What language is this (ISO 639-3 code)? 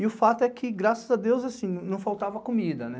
por